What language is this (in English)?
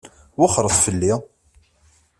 Kabyle